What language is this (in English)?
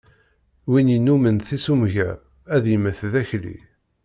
Kabyle